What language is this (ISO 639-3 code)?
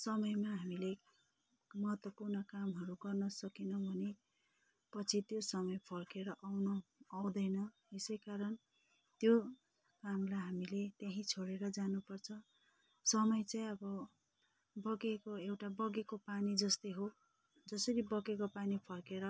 nep